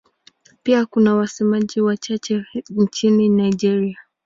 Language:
Swahili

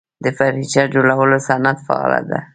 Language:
Pashto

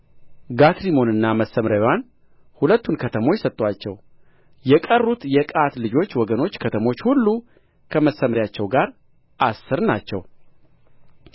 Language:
Amharic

